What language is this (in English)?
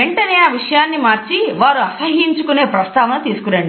Telugu